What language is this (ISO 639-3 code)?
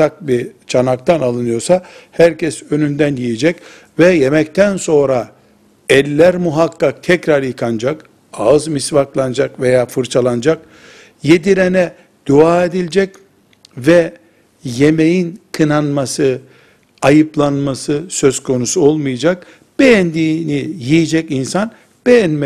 tur